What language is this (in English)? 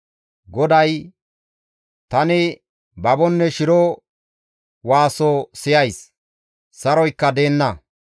Gamo